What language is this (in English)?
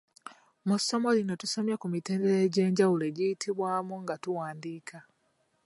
Ganda